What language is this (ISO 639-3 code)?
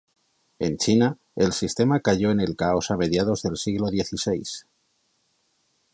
spa